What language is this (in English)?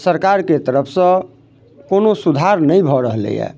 Maithili